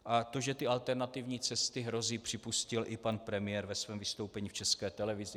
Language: Czech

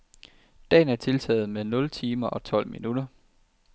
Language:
Danish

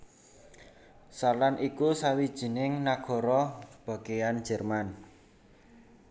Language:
Javanese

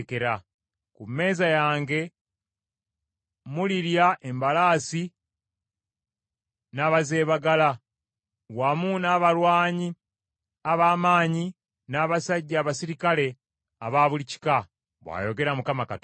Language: Ganda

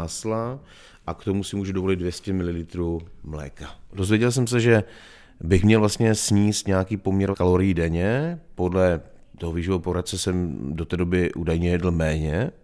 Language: Czech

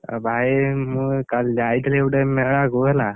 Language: Odia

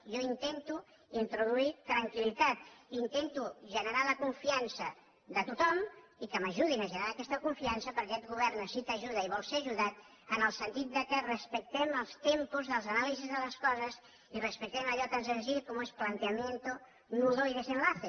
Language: Catalan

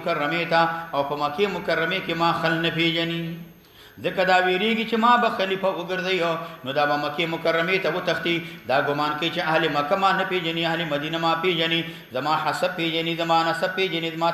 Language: Arabic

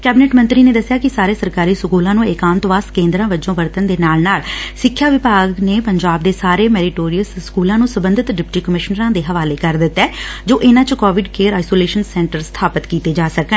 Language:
Punjabi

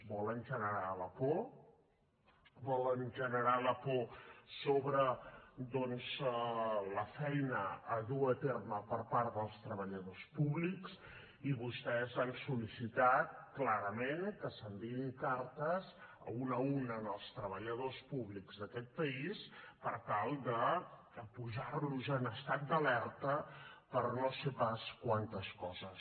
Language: Catalan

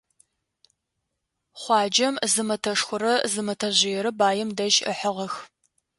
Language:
Adyghe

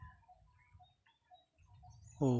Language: Santali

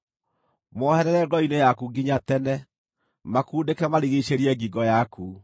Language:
Kikuyu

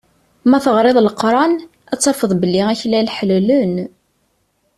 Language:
Kabyle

